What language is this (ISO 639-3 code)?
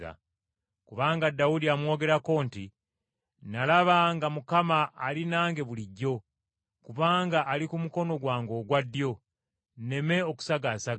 lug